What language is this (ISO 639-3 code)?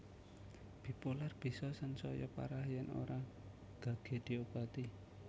jav